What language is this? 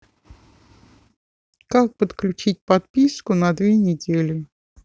Russian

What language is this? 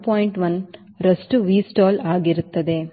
Kannada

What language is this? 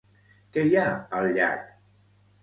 Catalan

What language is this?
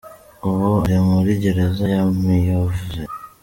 Kinyarwanda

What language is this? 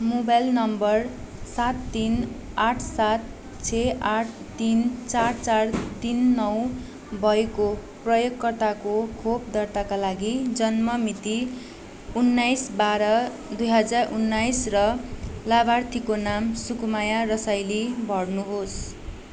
Nepali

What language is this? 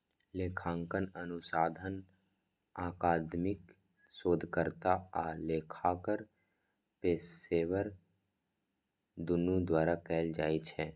Maithili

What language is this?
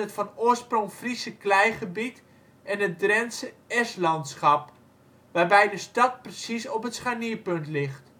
Dutch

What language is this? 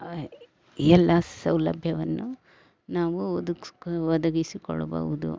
Kannada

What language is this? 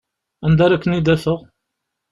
Kabyle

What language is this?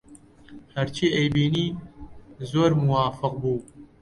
Central Kurdish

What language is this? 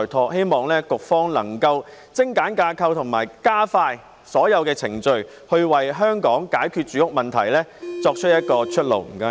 Cantonese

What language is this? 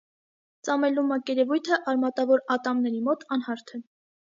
Armenian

